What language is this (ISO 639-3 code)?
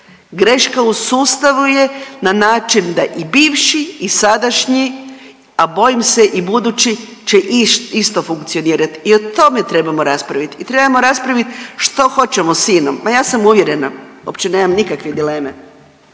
hrv